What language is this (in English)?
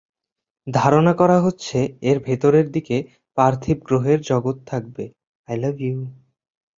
Bangla